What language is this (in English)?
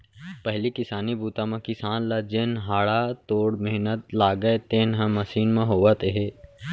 Chhattisgarhi